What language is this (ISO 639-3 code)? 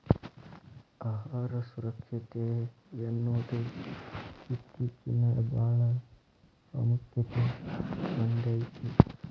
kan